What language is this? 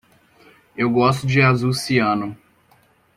Portuguese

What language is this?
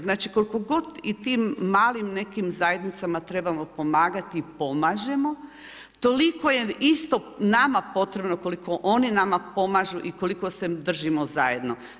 Croatian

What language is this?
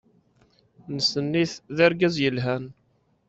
Kabyle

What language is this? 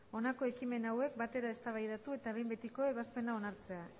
Basque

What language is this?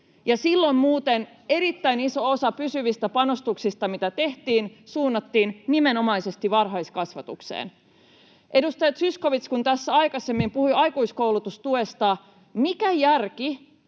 Finnish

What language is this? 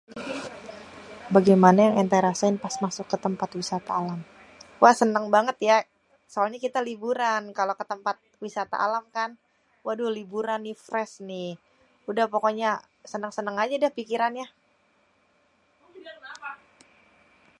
Betawi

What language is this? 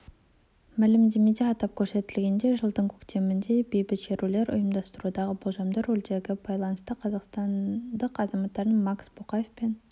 Kazakh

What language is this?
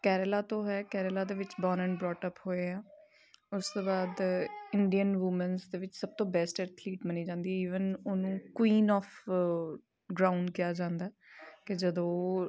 Punjabi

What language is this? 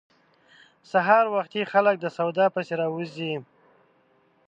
Pashto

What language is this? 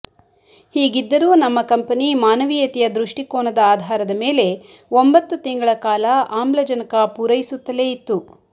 Kannada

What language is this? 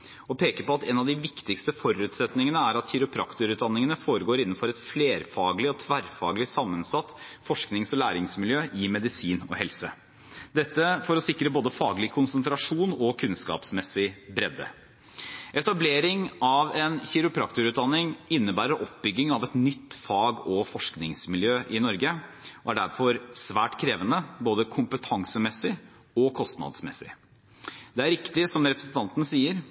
Norwegian Bokmål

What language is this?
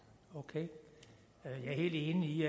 Danish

